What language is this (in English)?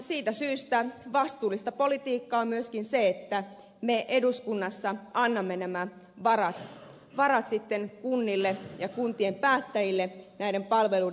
Finnish